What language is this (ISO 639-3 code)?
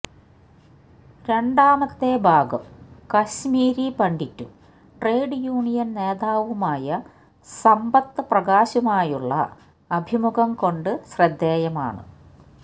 mal